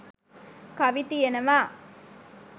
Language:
Sinhala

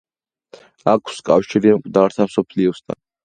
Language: Georgian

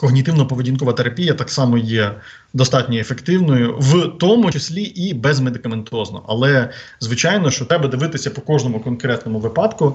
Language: Ukrainian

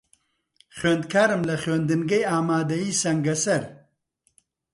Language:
Central Kurdish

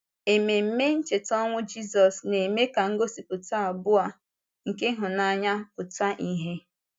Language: Igbo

